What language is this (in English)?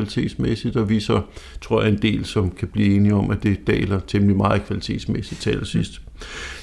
Danish